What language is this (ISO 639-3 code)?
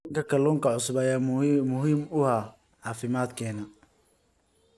som